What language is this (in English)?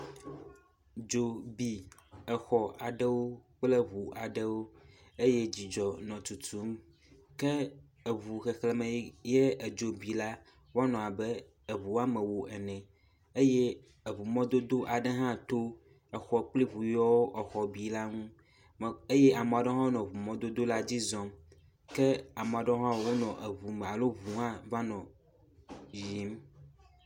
Ewe